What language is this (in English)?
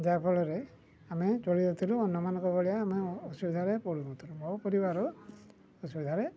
Odia